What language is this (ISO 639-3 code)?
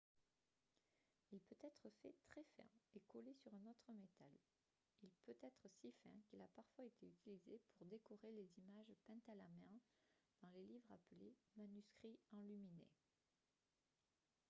fra